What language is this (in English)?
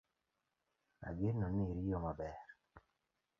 Luo (Kenya and Tanzania)